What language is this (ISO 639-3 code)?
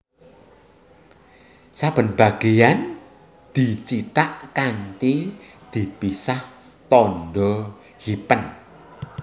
jav